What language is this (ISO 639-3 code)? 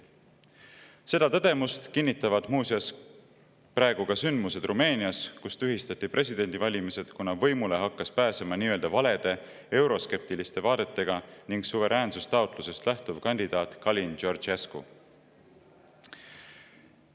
est